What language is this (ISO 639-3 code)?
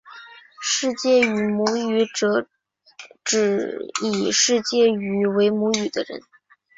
zho